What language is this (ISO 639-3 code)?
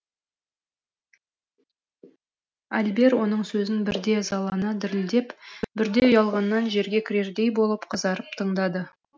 kaz